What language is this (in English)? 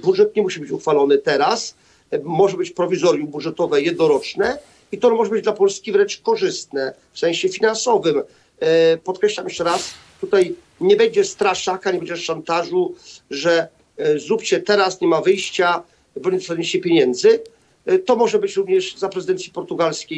Polish